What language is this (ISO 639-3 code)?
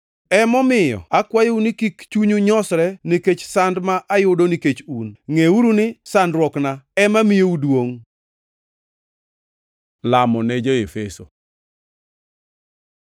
luo